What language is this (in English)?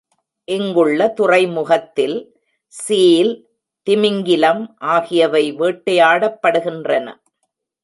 Tamil